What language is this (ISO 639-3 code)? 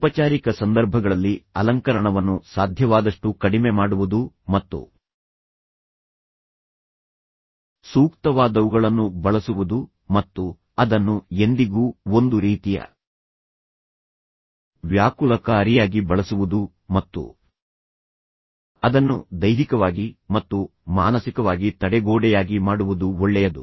kan